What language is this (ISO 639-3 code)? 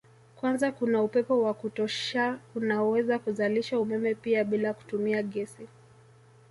swa